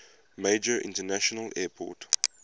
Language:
English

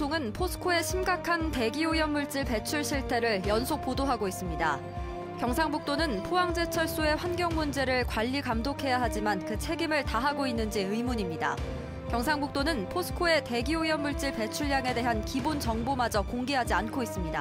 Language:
Korean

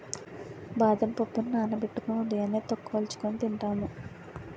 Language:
Telugu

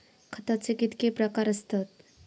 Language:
Marathi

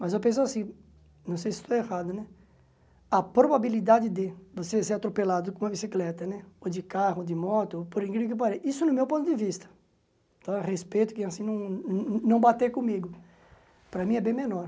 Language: Portuguese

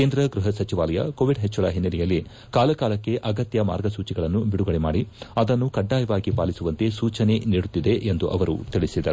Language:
Kannada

